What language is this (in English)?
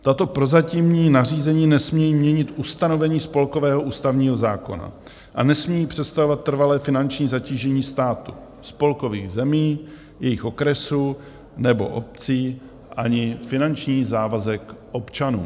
Czech